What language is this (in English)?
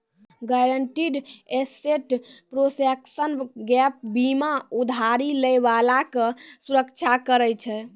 Maithili